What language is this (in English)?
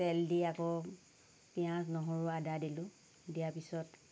Assamese